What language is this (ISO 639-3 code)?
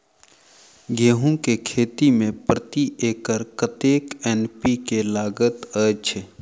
mai